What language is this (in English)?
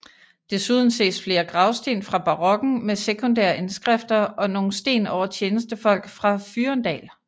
Danish